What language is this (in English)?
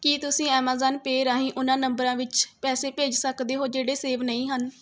Punjabi